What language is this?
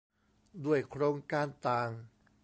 Thai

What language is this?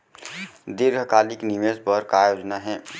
Chhattisgarhi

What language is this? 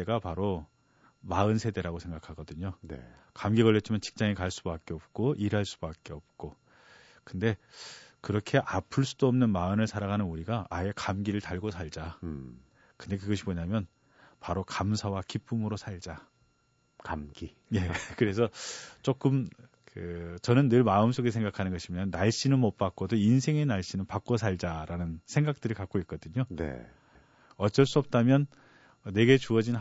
Korean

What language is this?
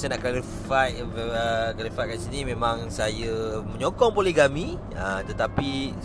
Malay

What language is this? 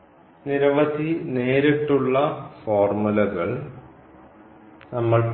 Malayalam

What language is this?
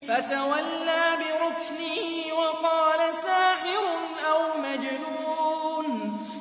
Arabic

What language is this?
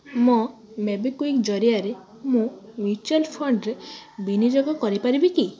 Odia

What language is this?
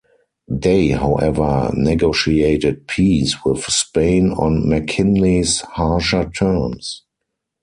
English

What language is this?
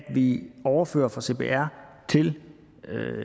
Danish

